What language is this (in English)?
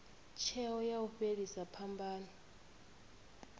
Venda